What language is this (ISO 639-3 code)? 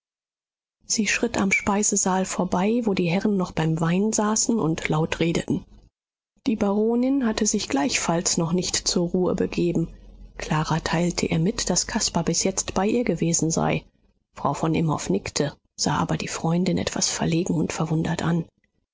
deu